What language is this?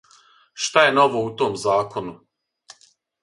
Serbian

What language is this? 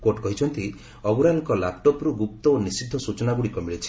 Odia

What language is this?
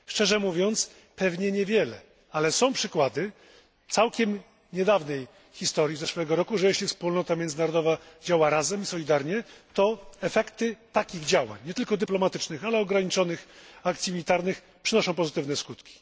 Polish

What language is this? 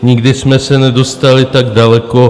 Czech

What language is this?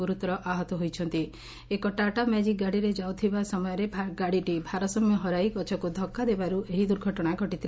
Odia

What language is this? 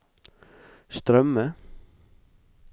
Norwegian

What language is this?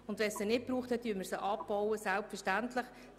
Swiss German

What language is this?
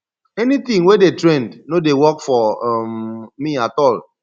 Nigerian Pidgin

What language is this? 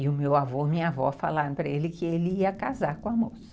Portuguese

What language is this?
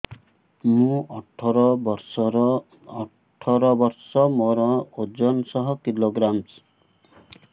Odia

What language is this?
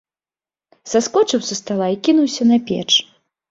Belarusian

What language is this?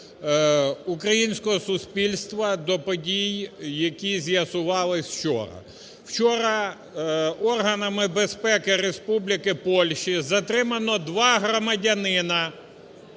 Ukrainian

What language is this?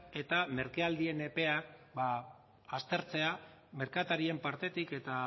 Basque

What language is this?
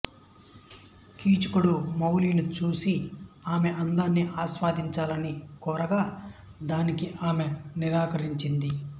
Telugu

